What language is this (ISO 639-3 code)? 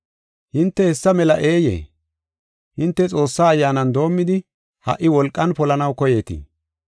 gof